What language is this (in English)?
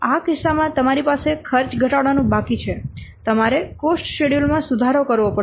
Gujarati